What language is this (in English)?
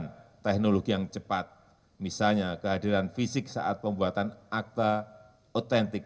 Indonesian